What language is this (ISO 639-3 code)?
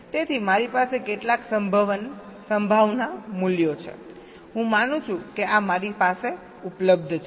guj